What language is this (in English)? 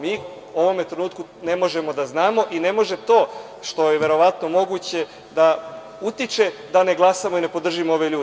Serbian